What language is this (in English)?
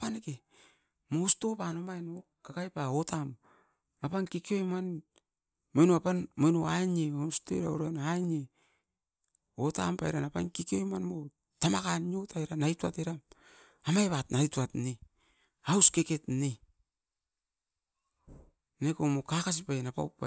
Askopan